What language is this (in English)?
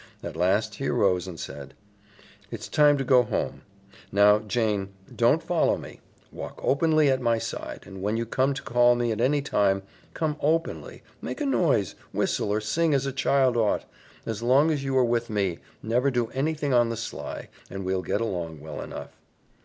English